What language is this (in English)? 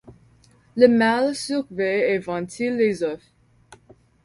French